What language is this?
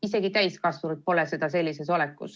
Estonian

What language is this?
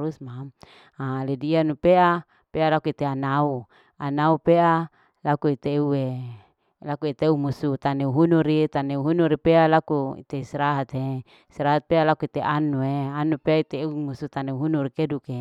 Larike-Wakasihu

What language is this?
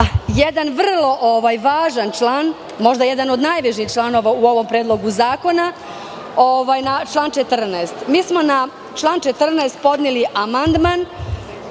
Serbian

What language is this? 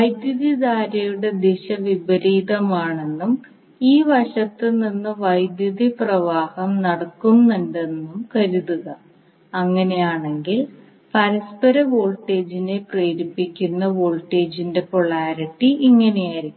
Malayalam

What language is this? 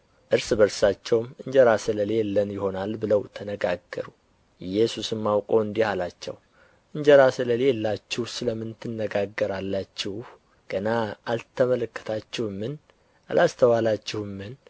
Amharic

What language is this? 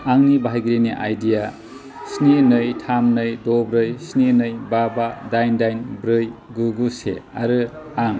Bodo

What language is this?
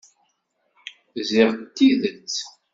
Kabyle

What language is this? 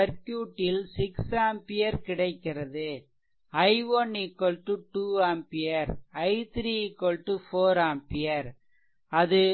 Tamil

